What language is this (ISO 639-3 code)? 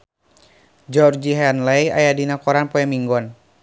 sun